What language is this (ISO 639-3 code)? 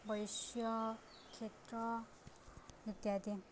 ori